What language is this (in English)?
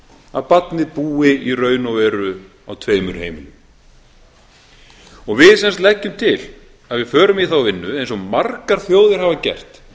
Icelandic